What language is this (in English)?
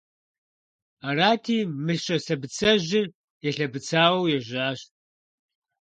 Kabardian